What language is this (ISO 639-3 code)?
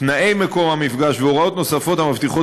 heb